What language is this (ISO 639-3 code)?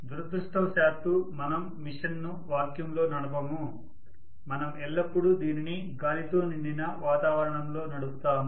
tel